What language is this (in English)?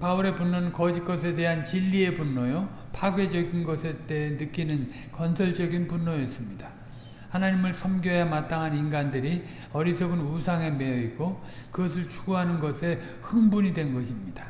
Korean